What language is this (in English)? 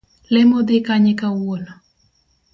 Luo (Kenya and Tanzania)